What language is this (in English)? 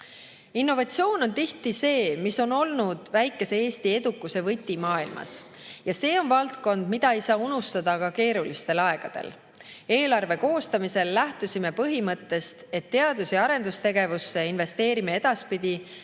Estonian